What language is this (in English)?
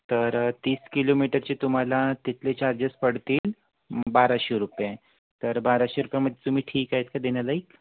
Marathi